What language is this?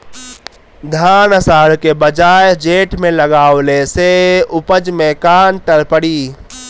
Bhojpuri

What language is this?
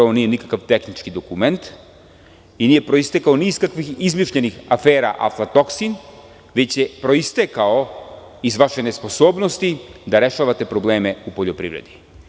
Serbian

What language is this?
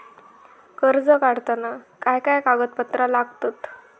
Marathi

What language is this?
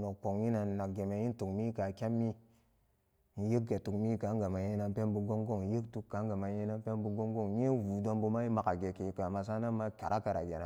Samba Daka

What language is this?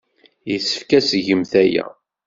Kabyle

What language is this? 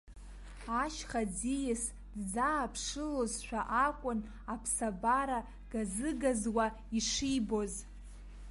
Abkhazian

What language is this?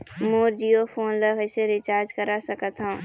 Chhattisgarhi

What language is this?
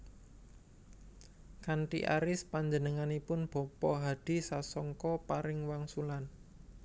Javanese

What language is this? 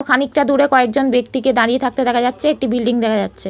Bangla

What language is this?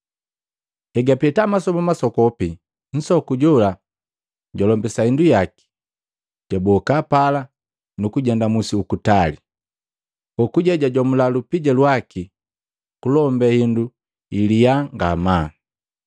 Matengo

